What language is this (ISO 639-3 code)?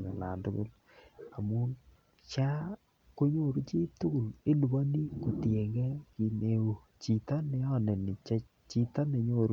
kln